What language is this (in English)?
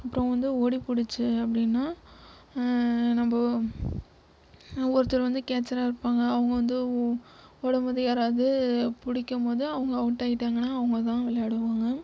Tamil